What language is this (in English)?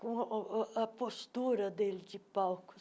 Portuguese